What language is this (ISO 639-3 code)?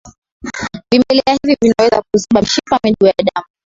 swa